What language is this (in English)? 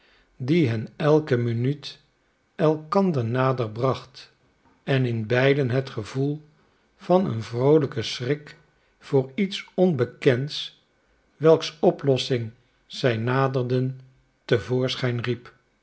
Dutch